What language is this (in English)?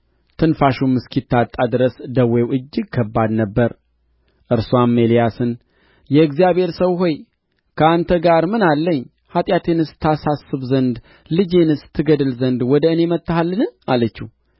Amharic